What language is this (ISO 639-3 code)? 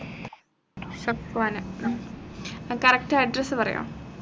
mal